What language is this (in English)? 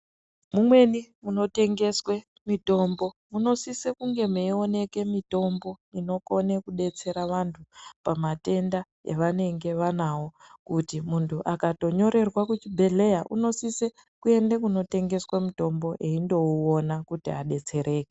Ndau